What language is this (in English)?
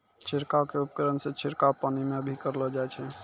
Maithili